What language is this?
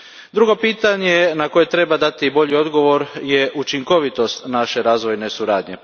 Croatian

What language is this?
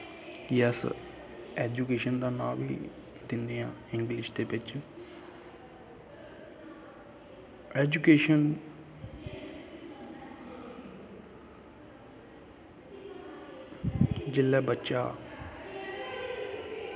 Dogri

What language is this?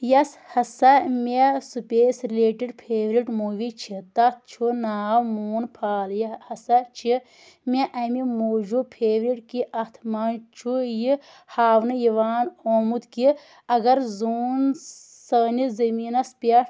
Kashmiri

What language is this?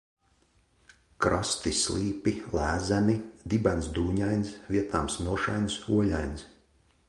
Latvian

